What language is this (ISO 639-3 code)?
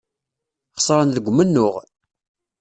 kab